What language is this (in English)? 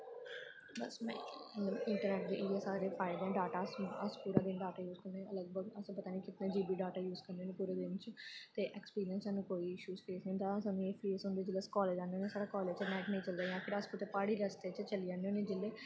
Dogri